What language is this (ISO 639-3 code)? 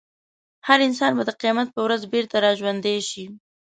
pus